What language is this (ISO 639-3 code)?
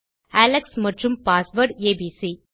tam